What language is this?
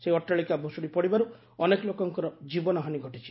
Odia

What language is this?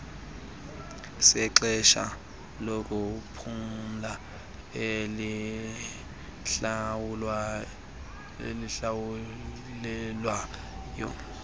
Xhosa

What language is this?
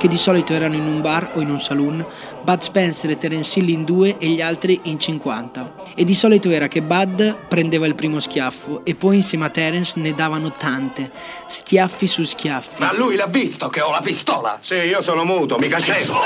Italian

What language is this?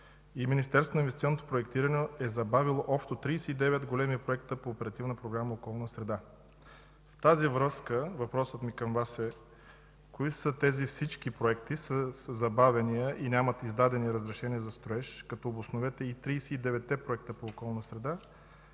Bulgarian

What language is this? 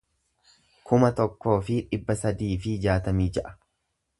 Oromo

